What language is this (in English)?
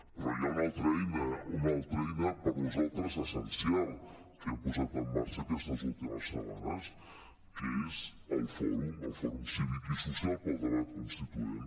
Catalan